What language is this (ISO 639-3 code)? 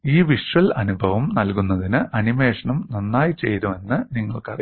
mal